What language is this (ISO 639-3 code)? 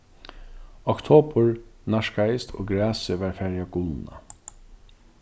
fao